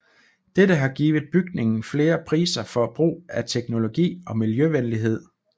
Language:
Danish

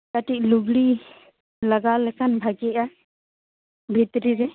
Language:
Santali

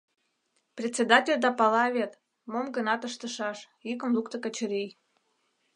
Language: Mari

